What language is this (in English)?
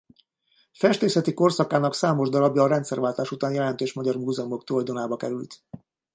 Hungarian